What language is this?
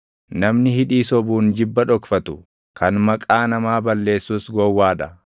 Oromo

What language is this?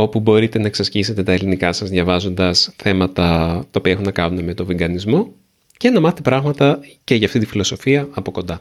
Greek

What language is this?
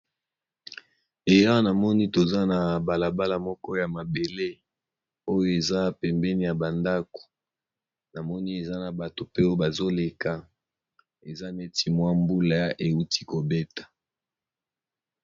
Lingala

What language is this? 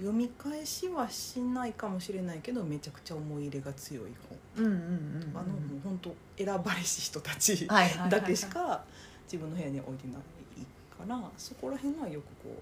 Japanese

